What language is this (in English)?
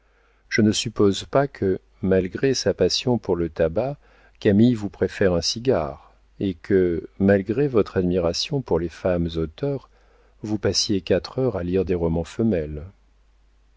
French